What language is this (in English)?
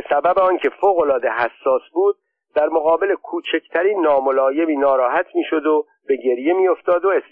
Persian